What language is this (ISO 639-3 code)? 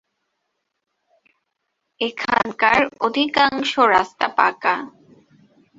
ben